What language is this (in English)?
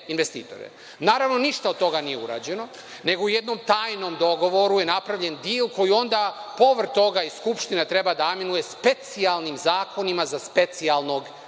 Serbian